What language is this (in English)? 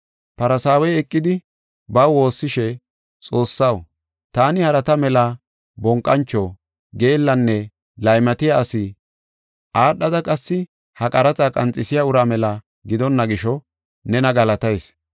Gofa